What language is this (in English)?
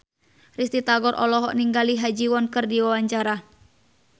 Sundanese